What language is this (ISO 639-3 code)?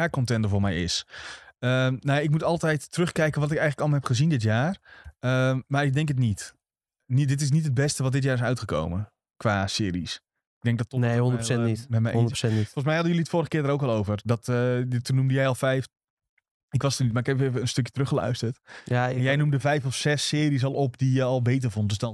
nld